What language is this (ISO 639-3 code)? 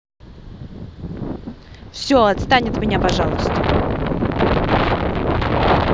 rus